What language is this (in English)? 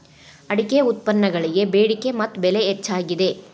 Kannada